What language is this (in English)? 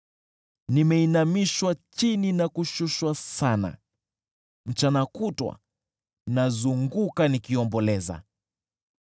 Swahili